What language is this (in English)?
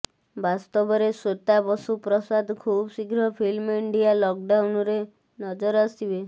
Odia